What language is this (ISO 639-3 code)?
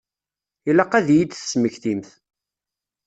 kab